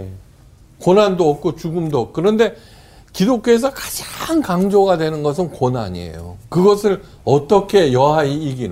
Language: Korean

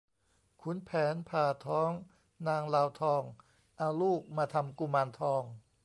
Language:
Thai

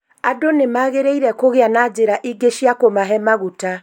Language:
Kikuyu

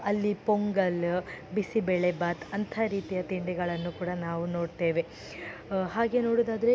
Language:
Kannada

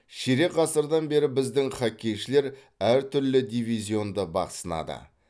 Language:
Kazakh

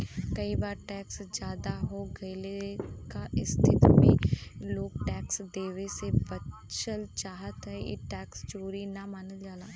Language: Bhojpuri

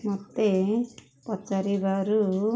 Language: Odia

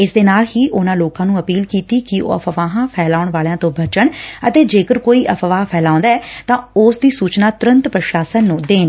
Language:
Punjabi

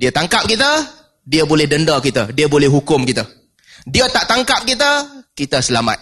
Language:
Malay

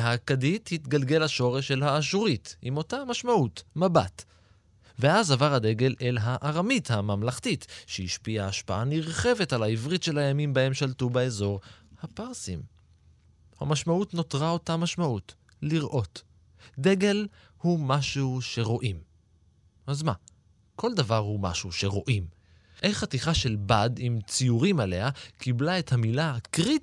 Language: Hebrew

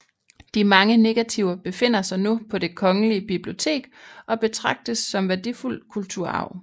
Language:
Danish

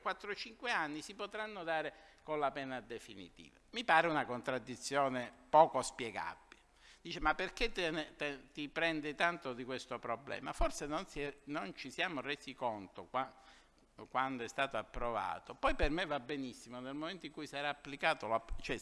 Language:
Italian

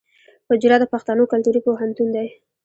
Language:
Pashto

